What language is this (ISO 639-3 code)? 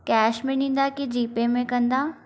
snd